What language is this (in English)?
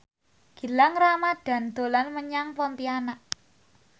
Javanese